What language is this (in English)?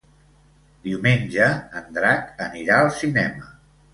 Catalan